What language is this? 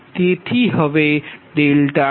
Gujarati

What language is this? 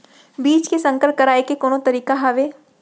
Chhattisgarhi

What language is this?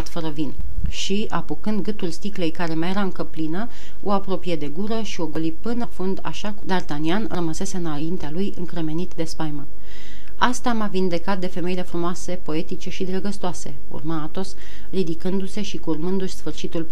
Romanian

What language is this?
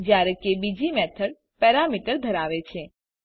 Gujarati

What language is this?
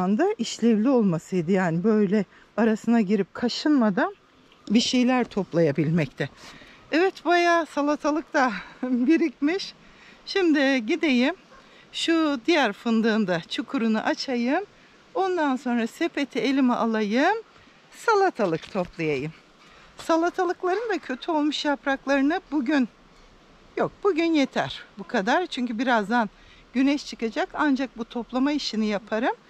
Turkish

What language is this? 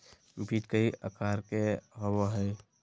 Magahi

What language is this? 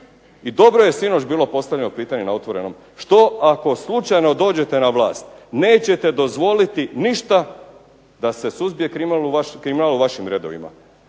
Croatian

